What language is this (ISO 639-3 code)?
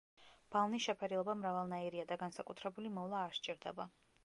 kat